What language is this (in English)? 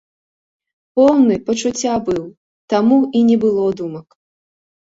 Belarusian